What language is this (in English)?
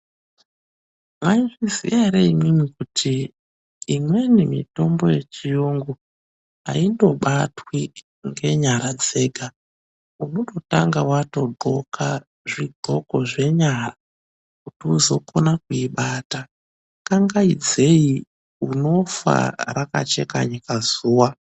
Ndau